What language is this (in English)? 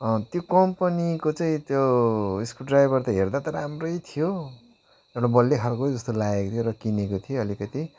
Nepali